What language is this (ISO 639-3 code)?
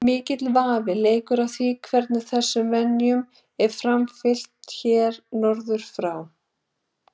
isl